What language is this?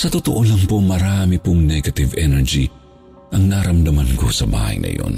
Filipino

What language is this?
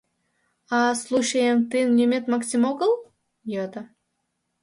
Mari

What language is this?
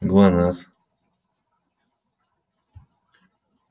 Russian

